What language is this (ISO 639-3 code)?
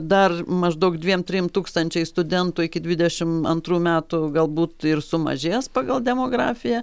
lit